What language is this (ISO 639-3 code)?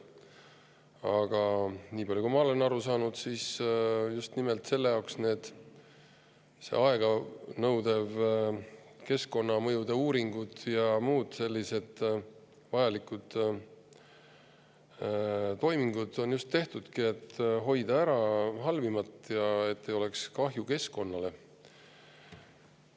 est